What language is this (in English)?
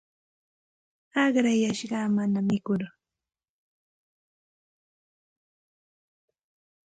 Santa Ana de Tusi Pasco Quechua